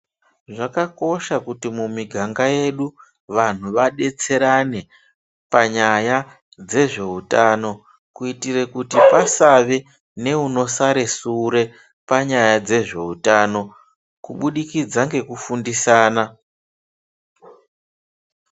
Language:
Ndau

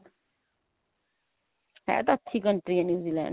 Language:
Punjabi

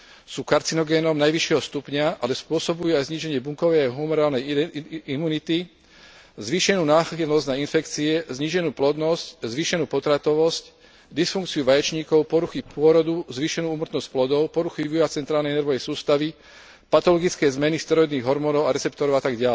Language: Slovak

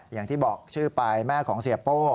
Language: Thai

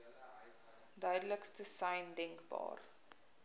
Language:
Afrikaans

